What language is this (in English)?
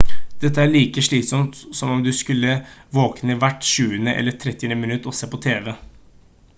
Norwegian Bokmål